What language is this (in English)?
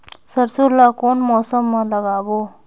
Chhattisgarhi